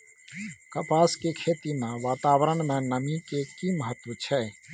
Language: Maithili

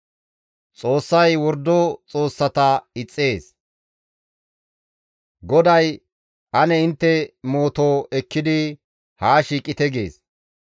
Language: Gamo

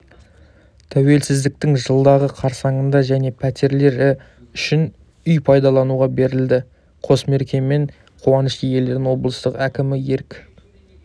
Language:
Kazakh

